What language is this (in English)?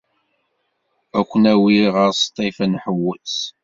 Kabyle